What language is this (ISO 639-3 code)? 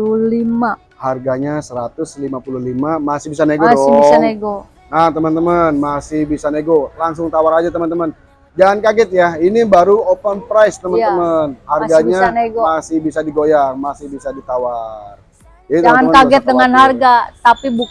ind